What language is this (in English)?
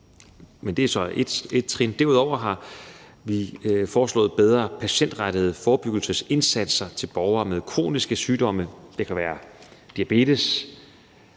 Danish